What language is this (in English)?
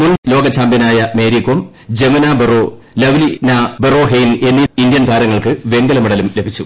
Malayalam